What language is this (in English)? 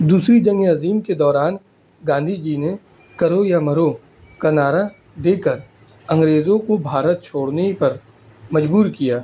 Urdu